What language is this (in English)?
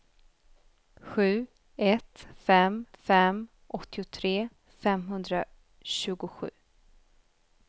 Swedish